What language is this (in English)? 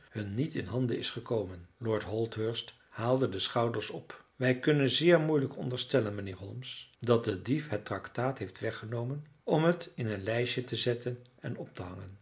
Dutch